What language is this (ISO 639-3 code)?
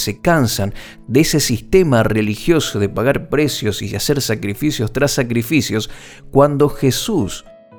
spa